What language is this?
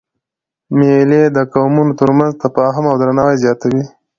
Pashto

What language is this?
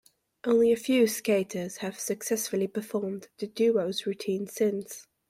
English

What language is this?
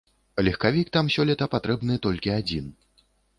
Belarusian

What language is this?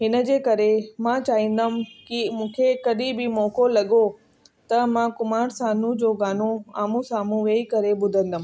Sindhi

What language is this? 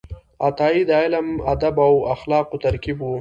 Pashto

